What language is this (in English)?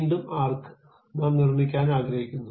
Malayalam